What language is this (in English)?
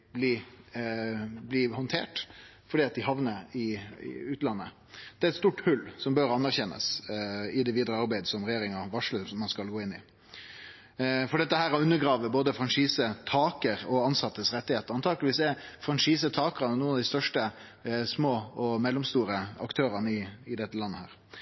Norwegian Nynorsk